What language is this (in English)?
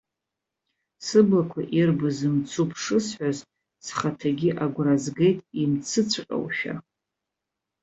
Abkhazian